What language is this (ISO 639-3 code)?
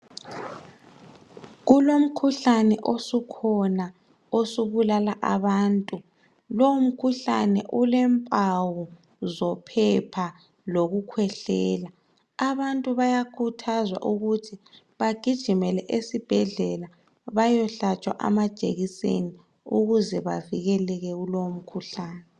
nde